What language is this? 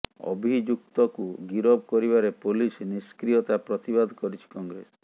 Odia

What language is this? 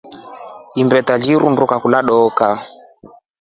Rombo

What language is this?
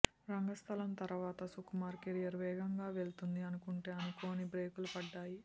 Telugu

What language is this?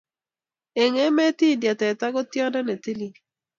Kalenjin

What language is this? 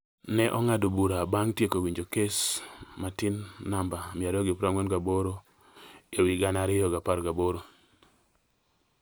Luo (Kenya and Tanzania)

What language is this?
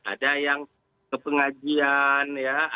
Indonesian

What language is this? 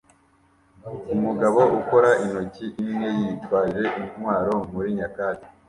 Kinyarwanda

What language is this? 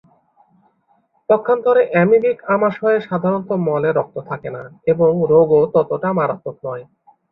Bangla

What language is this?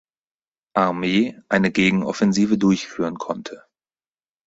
German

